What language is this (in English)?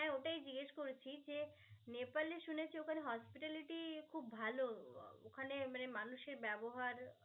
Bangla